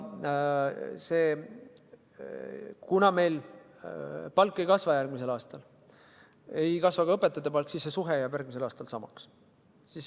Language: Estonian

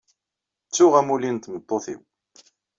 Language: Kabyle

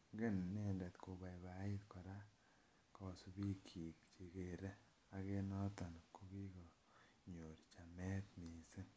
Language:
Kalenjin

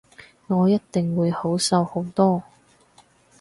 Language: Cantonese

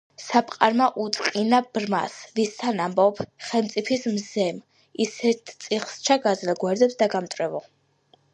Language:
Georgian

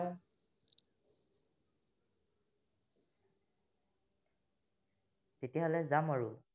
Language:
Assamese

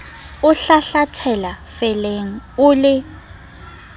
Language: Southern Sotho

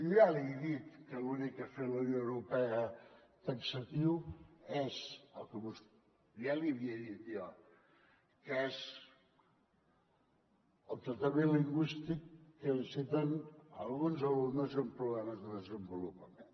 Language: Catalan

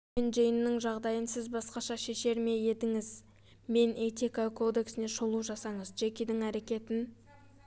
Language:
Kazakh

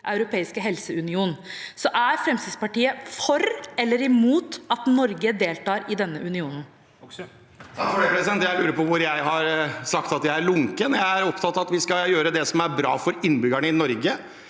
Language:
Norwegian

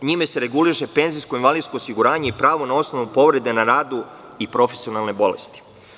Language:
Serbian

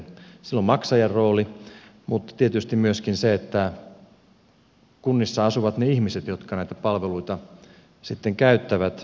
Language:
Finnish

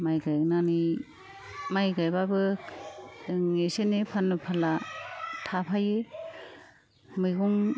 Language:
Bodo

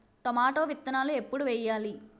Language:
Telugu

